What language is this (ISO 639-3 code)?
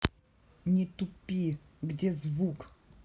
rus